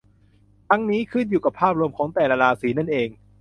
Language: Thai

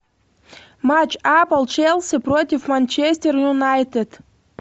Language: Russian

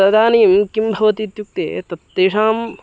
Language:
Sanskrit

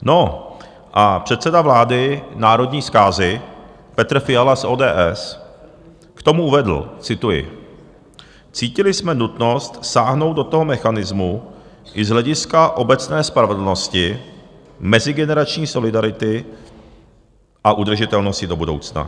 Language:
Czech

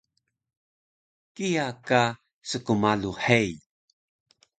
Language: Taroko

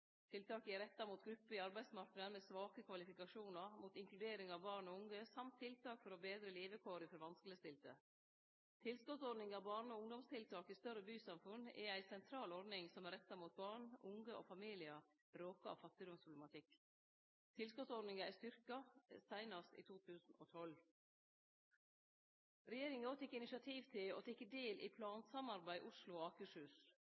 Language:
Norwegian Nynorsk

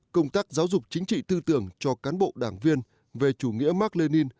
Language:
Vietnamese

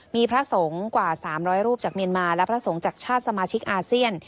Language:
Thai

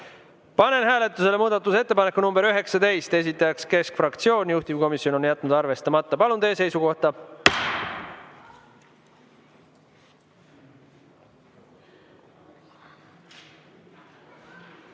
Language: Estonian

